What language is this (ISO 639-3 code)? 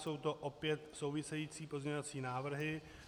ces